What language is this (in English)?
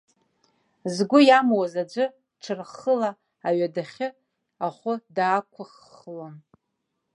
Abkhazian